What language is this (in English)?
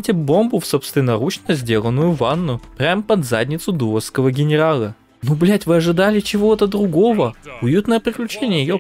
Russian